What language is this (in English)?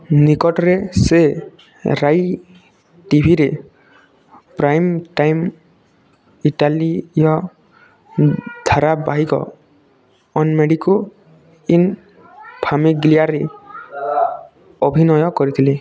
Odia